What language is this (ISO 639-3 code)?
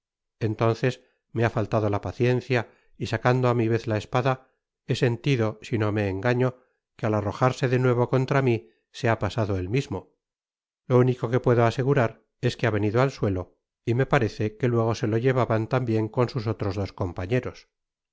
spa